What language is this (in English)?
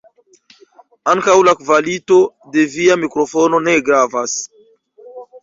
Esperanto